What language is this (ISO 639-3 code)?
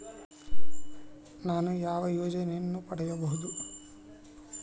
kan